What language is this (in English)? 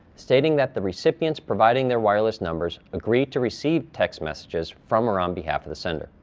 English